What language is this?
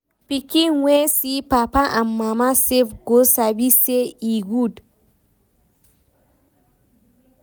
Nigerian Pidgin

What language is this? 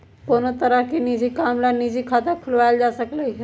Magahi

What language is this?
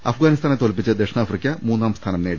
Malayalam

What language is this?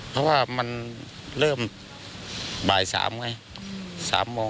Thai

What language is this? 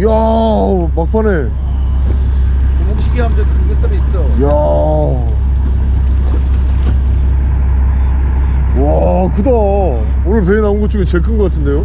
Korean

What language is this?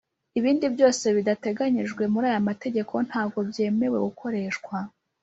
Kinyarwanda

